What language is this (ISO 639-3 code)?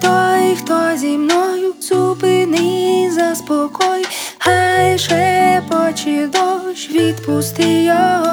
ukr